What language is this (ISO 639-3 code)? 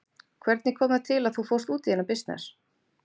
isl